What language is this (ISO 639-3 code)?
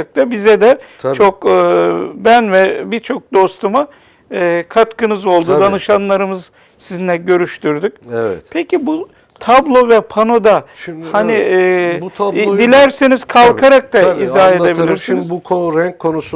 tur